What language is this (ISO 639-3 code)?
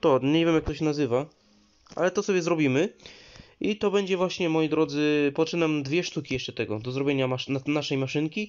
pol